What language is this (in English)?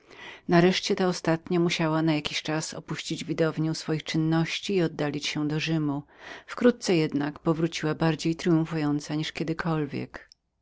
Polish